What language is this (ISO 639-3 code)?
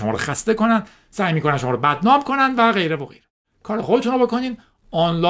fas